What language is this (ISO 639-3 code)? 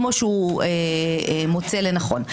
heb